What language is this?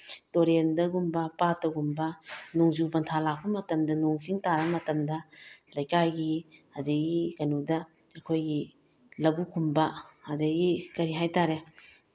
Manipuri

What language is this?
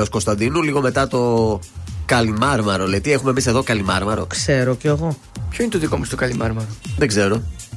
Greek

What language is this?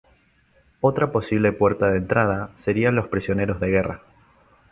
Spanish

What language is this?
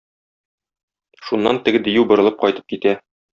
Tatar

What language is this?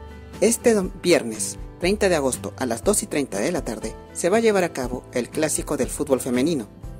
Spanish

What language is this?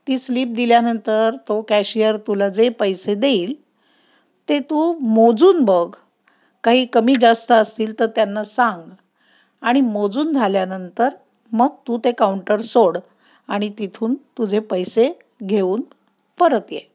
Marathi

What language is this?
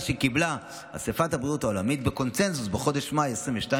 Hebrew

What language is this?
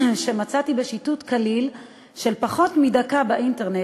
Hebrew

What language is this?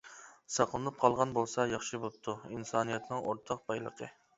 Uyghur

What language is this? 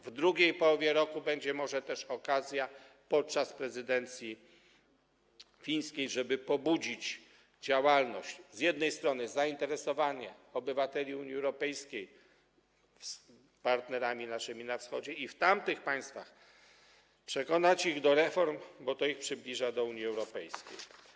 Polish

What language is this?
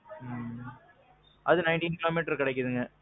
Tamil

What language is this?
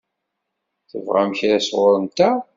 Kabyle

